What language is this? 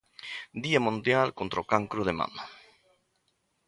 Galician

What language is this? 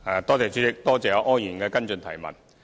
Cantonese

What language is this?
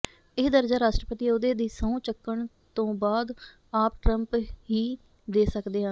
Punjabi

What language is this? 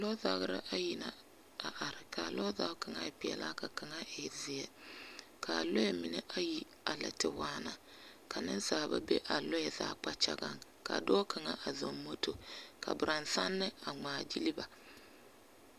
Southern Dagaare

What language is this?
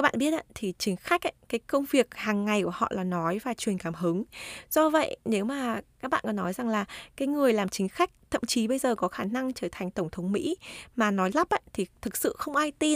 Vietnamese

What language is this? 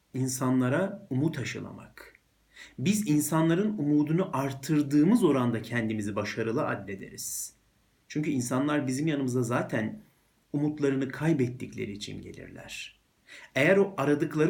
Turkish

